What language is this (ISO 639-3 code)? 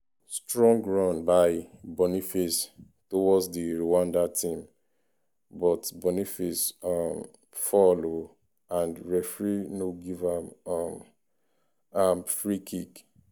pcm